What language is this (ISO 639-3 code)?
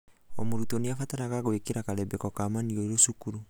kik